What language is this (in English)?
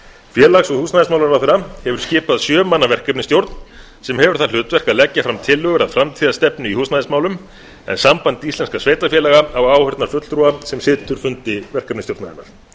Icelandic